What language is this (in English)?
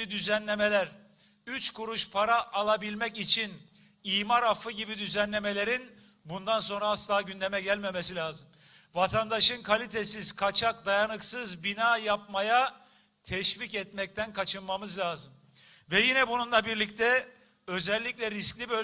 Turkish